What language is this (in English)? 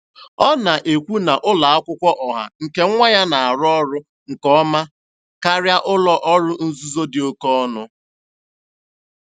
Igbo